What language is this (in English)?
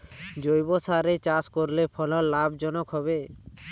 Bangla